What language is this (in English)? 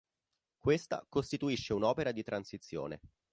Italian